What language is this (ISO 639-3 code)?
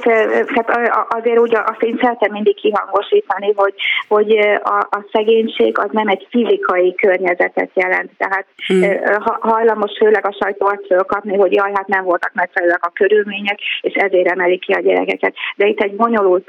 hun